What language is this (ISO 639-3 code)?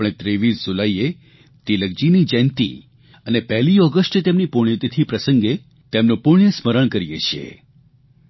guj